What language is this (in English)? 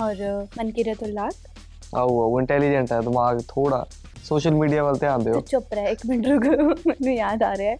Punjabi